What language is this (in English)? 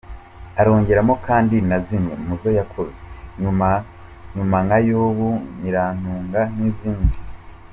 Kinyarwanda